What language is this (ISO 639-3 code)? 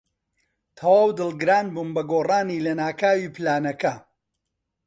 ckb